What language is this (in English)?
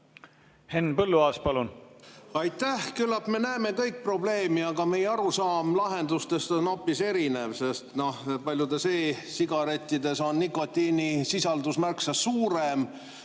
Estonian